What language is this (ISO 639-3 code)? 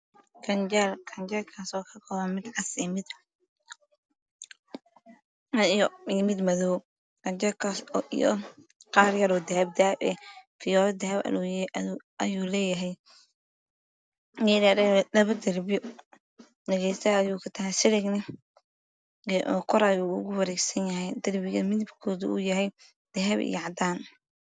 som